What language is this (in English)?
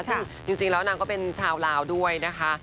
Thai